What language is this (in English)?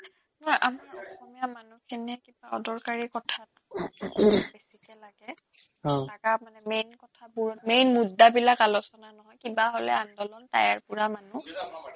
Assamese